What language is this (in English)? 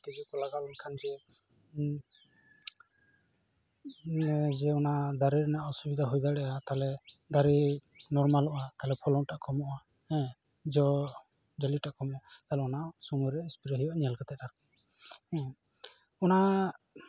Santali